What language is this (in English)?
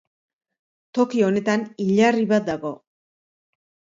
Basque